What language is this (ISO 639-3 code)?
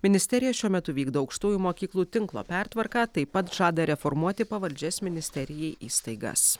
lit